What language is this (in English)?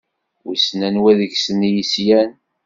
Kabyle